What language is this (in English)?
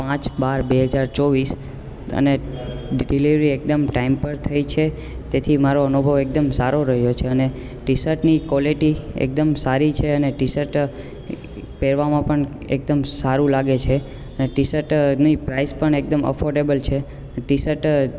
Gujarati